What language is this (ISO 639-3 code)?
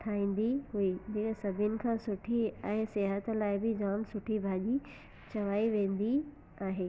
snd